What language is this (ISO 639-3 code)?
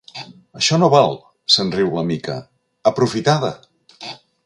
cat